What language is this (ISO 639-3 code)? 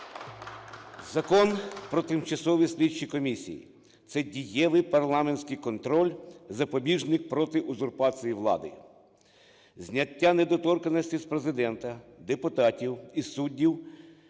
ukr